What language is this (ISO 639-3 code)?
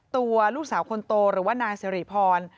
tha